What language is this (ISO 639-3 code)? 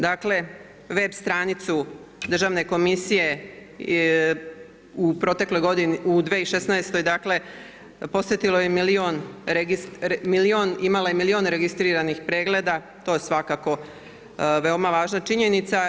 hrv